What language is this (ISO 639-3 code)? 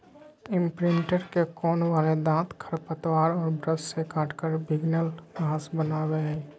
mag